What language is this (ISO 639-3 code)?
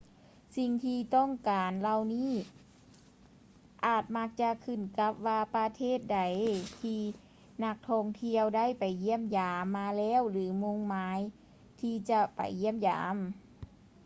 lao